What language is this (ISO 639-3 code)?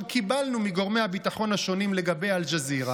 heb